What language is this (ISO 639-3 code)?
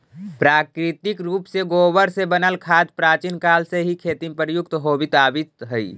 mag